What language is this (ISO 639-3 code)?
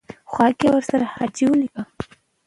pus